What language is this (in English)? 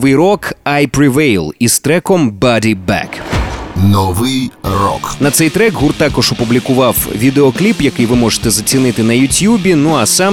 Ukrainian